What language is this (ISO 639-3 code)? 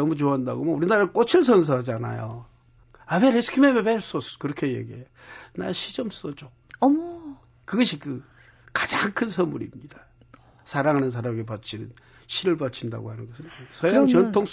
kor